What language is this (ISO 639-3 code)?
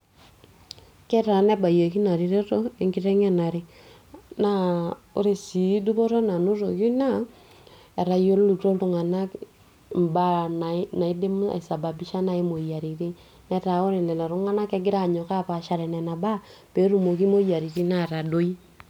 mas